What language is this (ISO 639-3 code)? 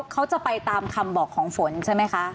tha